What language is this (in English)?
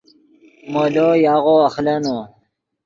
Yidgha